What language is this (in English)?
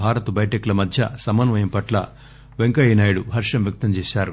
Telugu